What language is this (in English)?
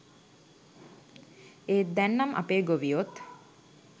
Sinhala